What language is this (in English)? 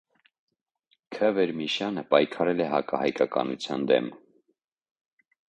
Armenian